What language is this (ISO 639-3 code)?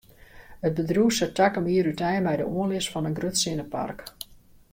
fry